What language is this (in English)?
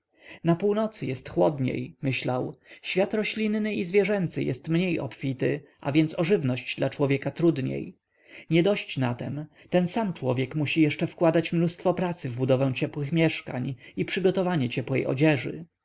Polish